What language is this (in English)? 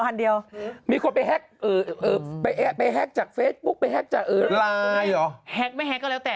Thai